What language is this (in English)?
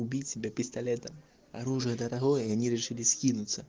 Russian